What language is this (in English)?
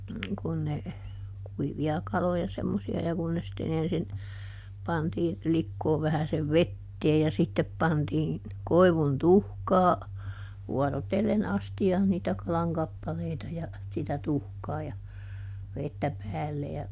Finnish